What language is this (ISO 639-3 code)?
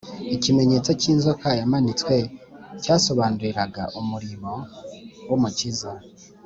kin